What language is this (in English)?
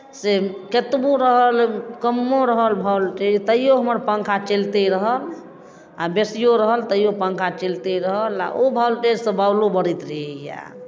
Maithili